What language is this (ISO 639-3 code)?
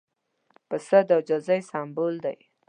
pus